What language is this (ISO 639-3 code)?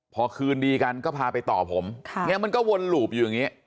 tha